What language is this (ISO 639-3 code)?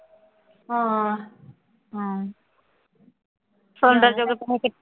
pan